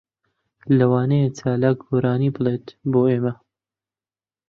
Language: Central Kurdish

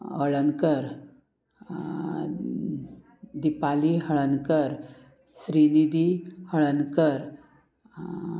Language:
Konkani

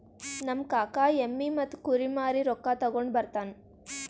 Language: Kannada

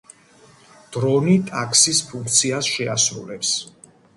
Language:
Georgian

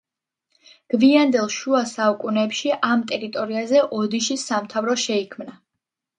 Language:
Georgian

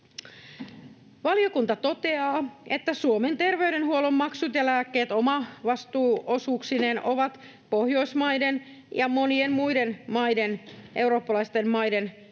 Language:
Finnish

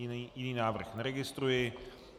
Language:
Czech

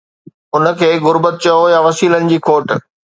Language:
Sindhi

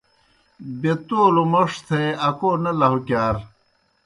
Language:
Kohistani Shina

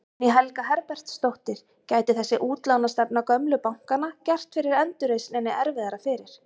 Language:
Icelandic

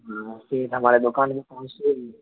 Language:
Urdu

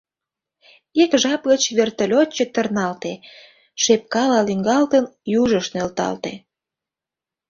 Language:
Mari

